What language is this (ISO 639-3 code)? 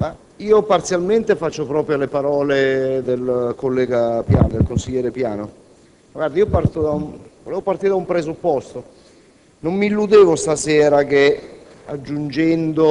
ita